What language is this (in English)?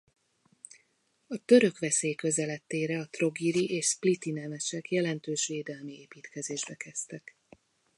Hungarian